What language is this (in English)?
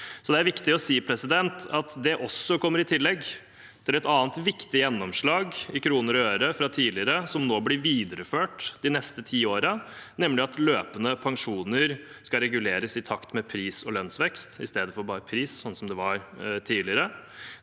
Norwegian